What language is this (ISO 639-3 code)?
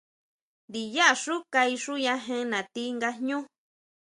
mau